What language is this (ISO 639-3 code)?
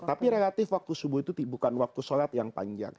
ind